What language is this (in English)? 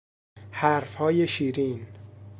Persian